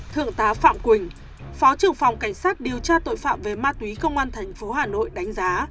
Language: Vietnamese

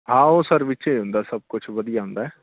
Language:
Punjabi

